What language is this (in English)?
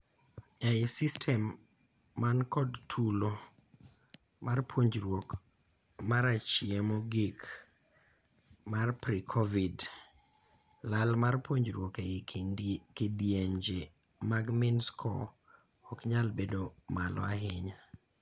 Luo (Kenya and Tanzania)